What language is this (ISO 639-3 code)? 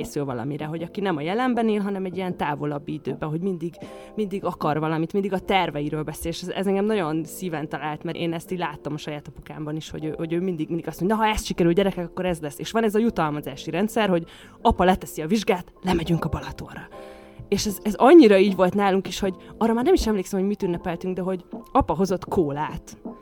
hun